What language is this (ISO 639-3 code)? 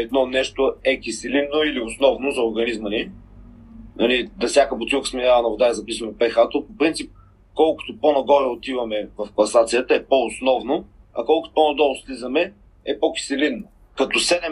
bul